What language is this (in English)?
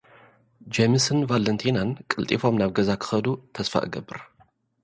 Tigrinya